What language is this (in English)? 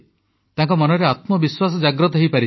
Odia